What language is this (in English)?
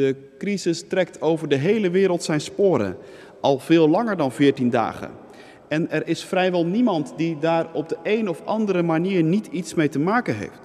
Dutch